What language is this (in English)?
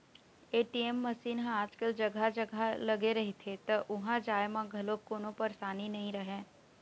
Chhattisgarhi